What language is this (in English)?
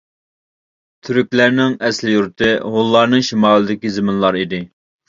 Uyghur